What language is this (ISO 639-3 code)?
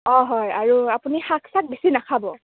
asm